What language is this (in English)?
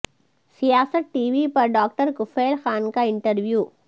Urdu